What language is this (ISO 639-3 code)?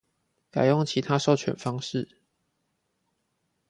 zho